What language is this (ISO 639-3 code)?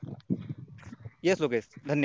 mar